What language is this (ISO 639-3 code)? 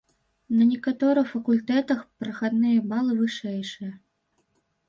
bel